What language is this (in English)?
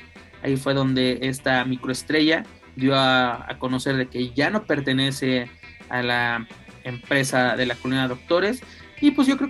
Spanish